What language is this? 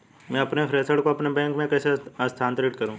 Hindi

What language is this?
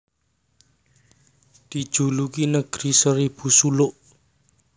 Javanese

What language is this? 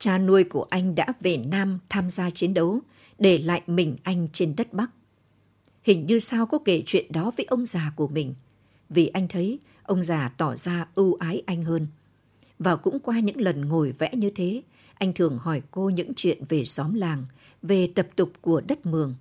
Vietnamese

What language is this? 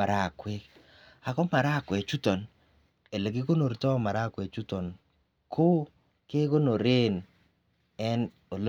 Kalenjin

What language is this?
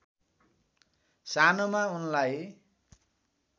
Nepali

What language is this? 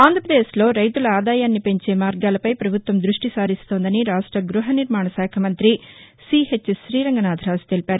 Telugu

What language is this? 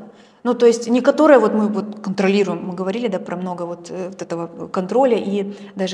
Russian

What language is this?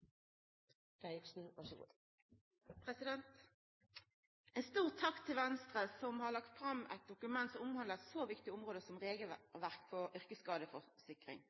Norwegian Nynorsk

